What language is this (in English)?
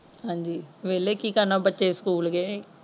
Punjabi